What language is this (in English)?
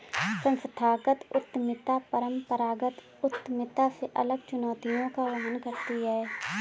Hindi